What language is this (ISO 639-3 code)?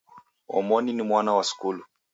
dav